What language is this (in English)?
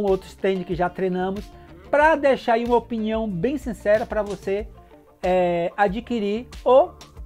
Portuguese